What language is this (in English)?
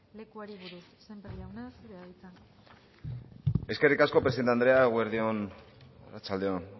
Basque